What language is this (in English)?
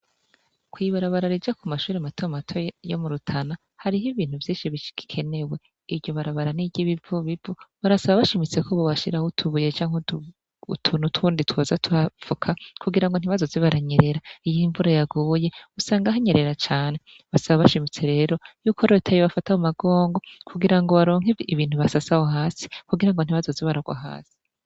Rundi